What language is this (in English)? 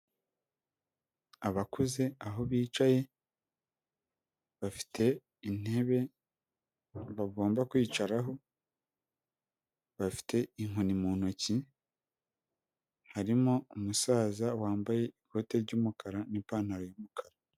Kinyarwanda